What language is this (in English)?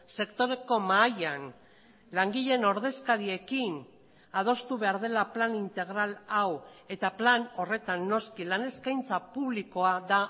Basque